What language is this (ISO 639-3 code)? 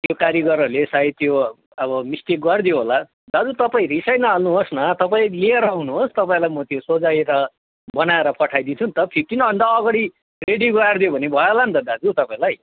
nep